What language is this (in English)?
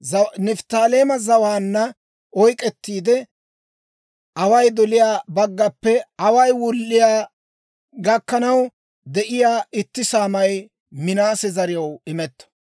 Dawro